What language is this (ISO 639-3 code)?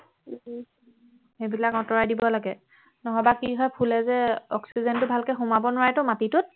asm